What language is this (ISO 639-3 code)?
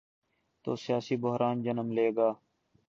urd